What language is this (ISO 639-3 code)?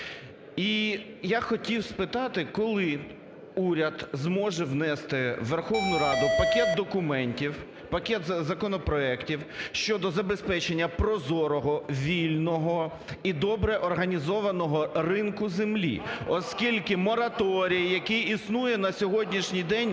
ukr